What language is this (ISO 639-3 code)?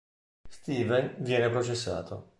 ita